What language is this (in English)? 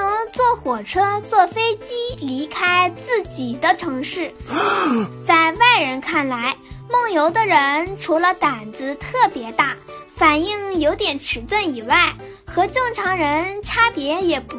Chinese